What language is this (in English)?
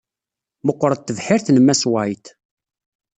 Kabyle